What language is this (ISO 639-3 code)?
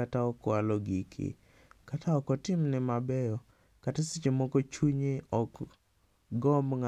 luo